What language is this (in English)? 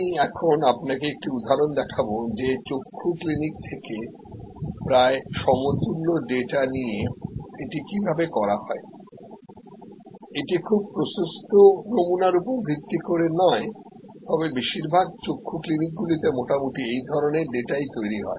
Bangla